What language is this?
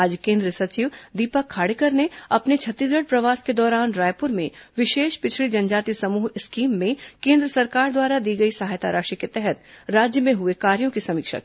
Hindi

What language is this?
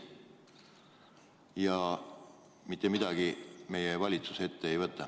Estonian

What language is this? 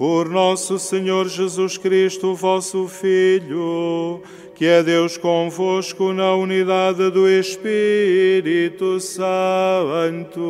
Portuguese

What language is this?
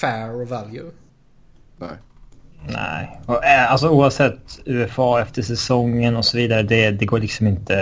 Swedish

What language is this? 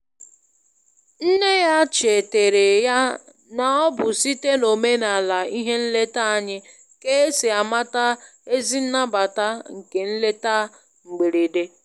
Igbo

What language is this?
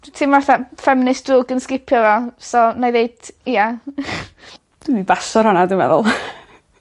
Welsh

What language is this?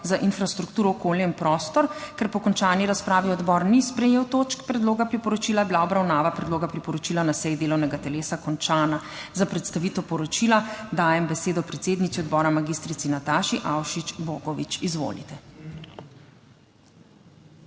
Slovenian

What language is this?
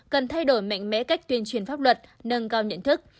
Vietnamese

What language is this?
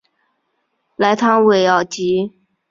Chinese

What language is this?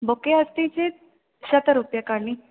Sanskrit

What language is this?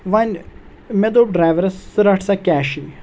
Kashmiri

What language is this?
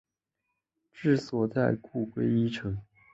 Chinese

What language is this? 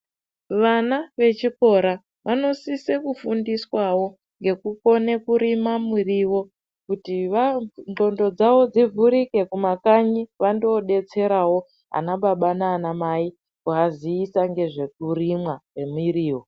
Ndau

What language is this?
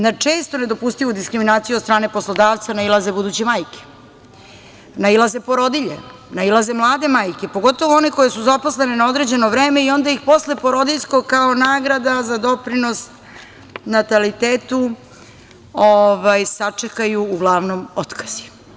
Serbian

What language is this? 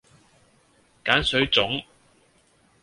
Cantonese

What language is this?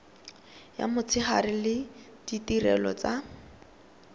Tswana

